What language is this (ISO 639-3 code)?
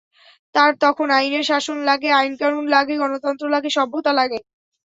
ben